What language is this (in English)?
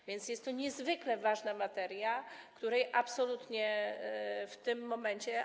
Polish